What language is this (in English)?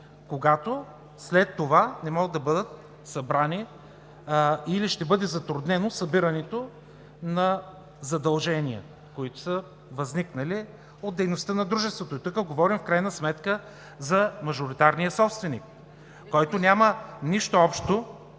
Bulgarian